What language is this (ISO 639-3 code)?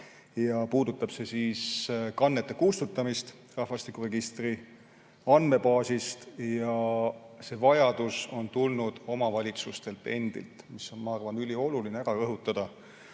est